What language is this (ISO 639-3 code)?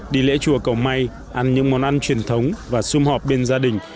vie